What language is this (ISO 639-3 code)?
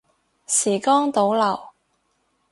yue